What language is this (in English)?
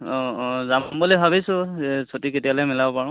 Assamese